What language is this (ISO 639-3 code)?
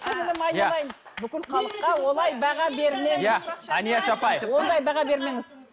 kaz